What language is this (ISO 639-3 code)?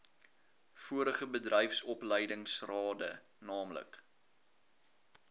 afr